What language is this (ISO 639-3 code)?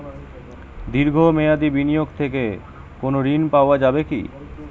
ben